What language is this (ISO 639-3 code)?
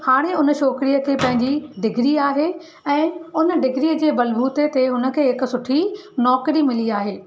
snd